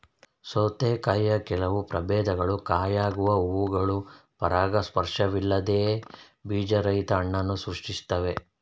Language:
Kannada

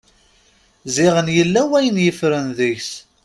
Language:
Kabyle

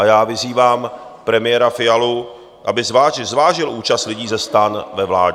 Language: Czech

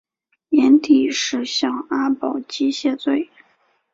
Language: Chinese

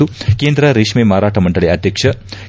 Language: Kannada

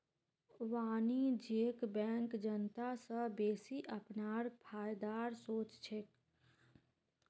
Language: Magahi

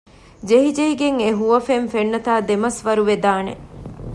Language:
Divehi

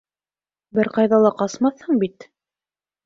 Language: Bashkir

